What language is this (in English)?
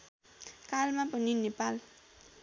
Nepali